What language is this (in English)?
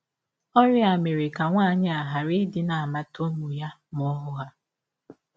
Igbo